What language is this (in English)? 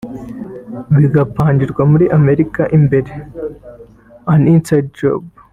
Kinyarwanda